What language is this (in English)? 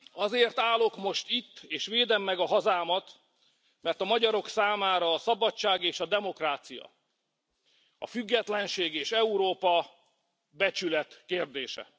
Hungarian